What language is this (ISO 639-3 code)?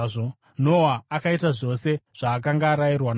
sna